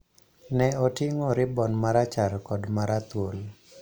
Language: Luo (Kenya and Tanzania)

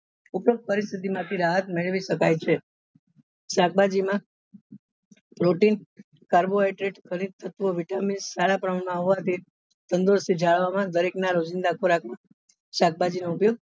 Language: Gujarati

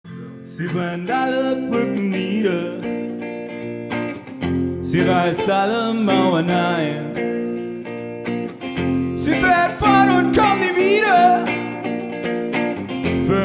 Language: Dutch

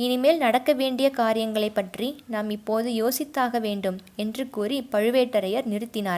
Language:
Tamil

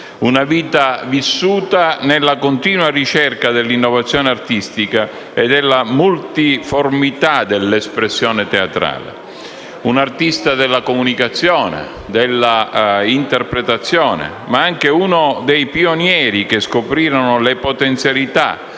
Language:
Italian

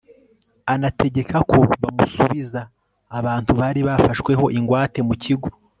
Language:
Kinyarwanda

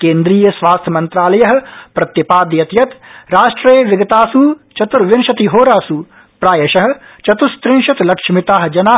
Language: Sanskrit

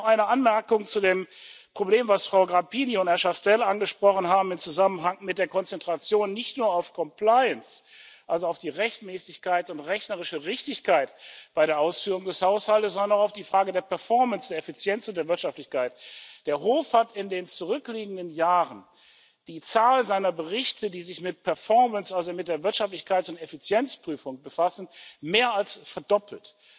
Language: German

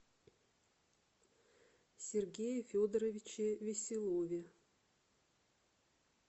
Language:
Russian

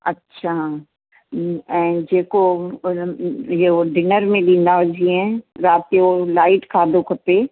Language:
Sindhi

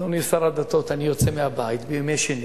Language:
Hebrew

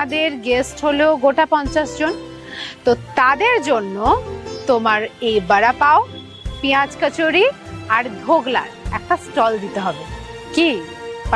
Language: Bangla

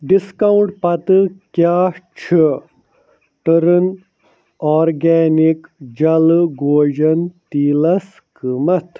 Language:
Kashmiri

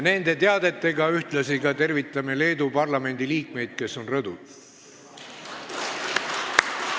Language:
Estonian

